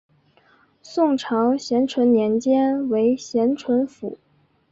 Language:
Chinese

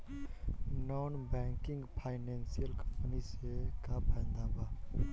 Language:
Bhojpuri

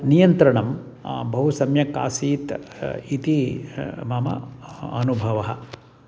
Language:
Sanskrit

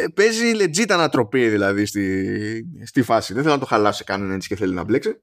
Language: Greek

